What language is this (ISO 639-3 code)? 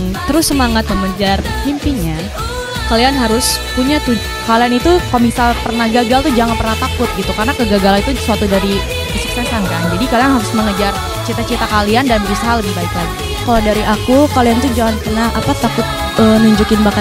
ind